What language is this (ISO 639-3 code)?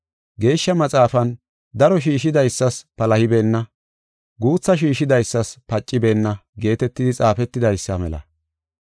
gof